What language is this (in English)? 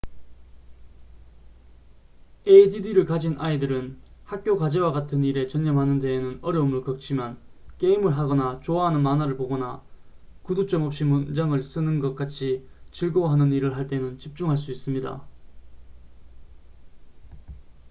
Korean